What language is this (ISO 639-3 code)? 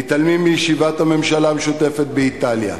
heb